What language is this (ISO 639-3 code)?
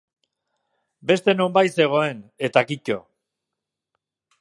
eus